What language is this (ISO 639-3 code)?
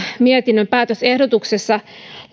fin